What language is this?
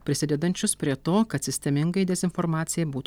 Lithuanian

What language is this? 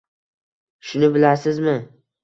Uzbek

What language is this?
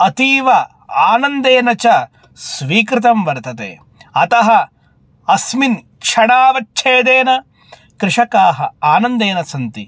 Sanskrit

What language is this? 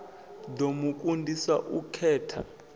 Venda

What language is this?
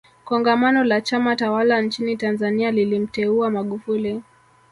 Swahili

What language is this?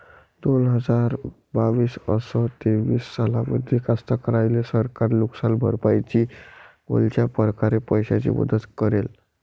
Marathi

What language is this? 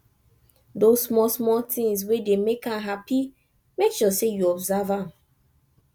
Nigerian Pidgin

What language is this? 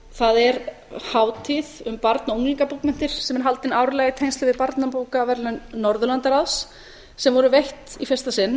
Icelandic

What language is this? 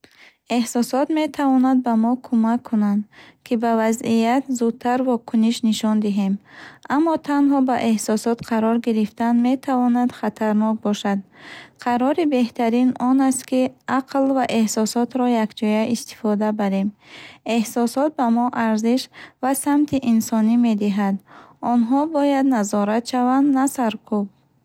Bukharic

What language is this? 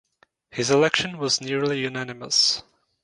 English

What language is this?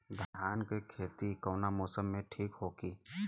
Bhojpuri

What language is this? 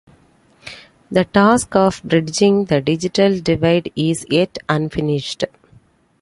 English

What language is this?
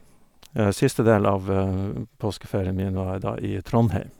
Norwegian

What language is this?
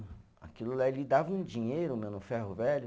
Portuguese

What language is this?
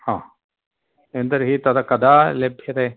Sanskrit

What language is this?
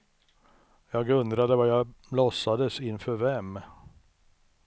Swedish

